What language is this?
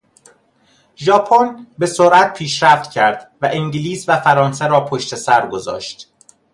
Persian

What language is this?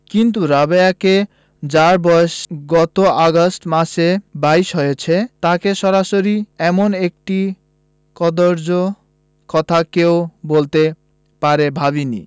Bangla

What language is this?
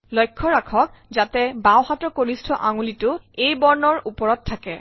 Assamese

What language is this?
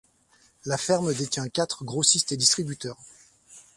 French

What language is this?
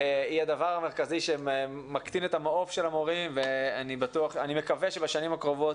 Hebrew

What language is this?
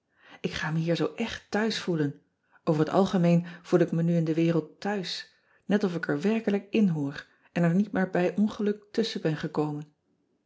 Dutch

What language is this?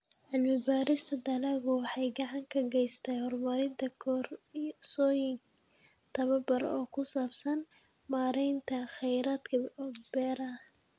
Somali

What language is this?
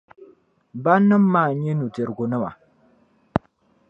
Dagbani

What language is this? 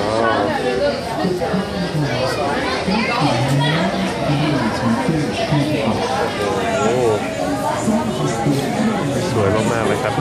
Thai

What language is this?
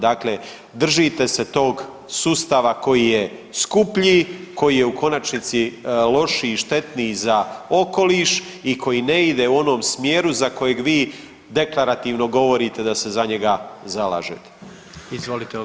Croatian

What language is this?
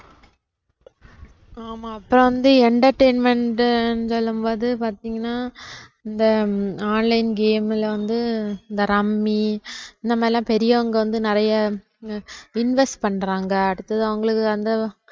Tamil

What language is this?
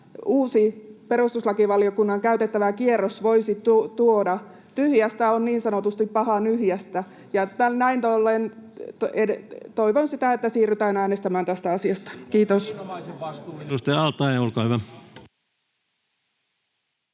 Finnish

